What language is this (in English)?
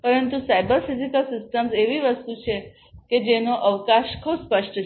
Gujarati